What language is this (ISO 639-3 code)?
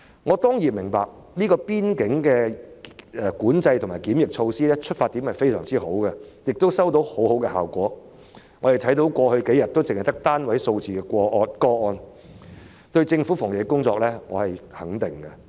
yue